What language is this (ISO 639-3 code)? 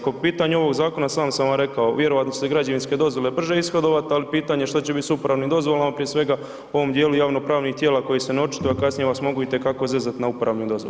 hrv